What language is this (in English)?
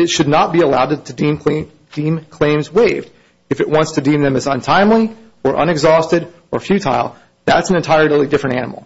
English